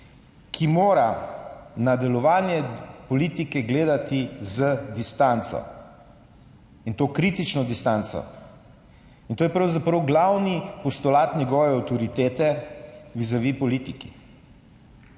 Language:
Slovenian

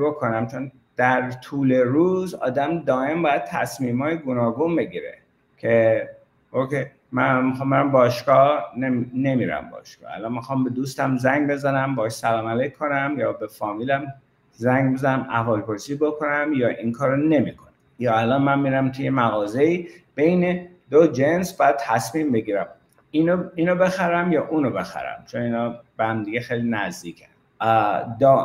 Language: Persian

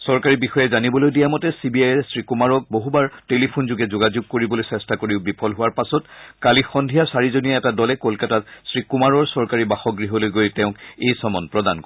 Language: Assamese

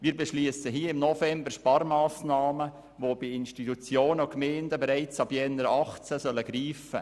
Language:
Swiss German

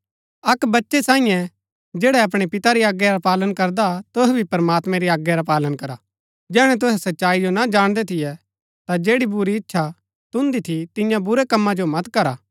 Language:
Gaddi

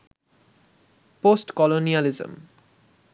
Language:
Bangla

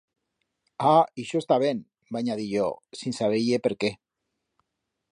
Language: Aragonese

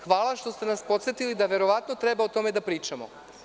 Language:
Serbian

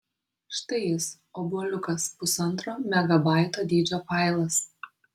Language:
Lithuanian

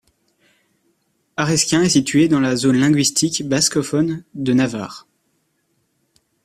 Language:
French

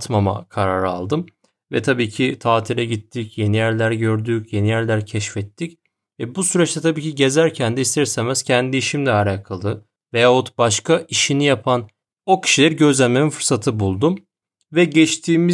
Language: Turkish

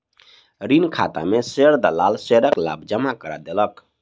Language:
Maithili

